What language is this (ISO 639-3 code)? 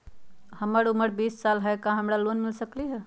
mag